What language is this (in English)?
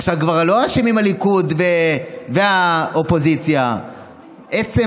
Hebrew